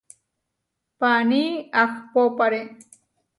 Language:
Huarijio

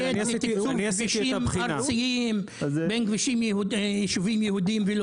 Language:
Hebrew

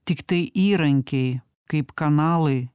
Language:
Lithuanian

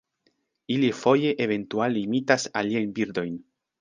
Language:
Esperanto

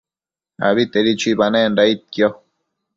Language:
Matsés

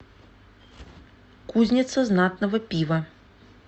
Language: Russian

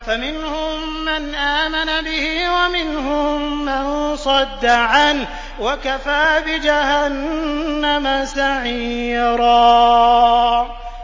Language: Arabic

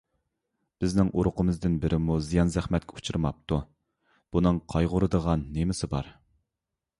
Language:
Uyghur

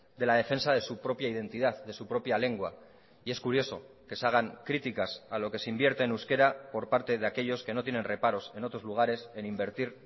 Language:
Spanish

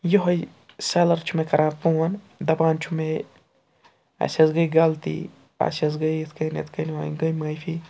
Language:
Kashmiri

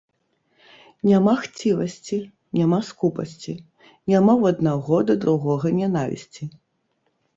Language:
Belarusian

